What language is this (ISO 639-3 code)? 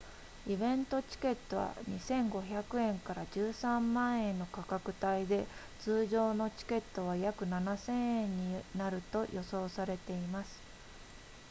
jpn